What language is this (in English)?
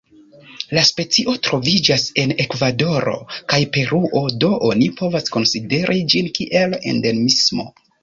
Esperanto